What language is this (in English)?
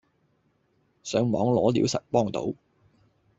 Cantonese